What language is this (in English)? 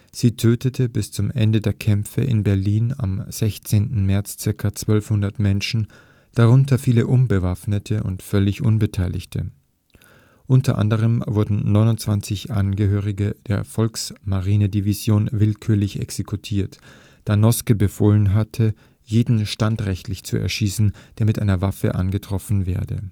German